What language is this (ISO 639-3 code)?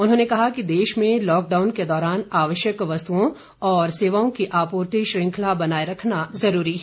hin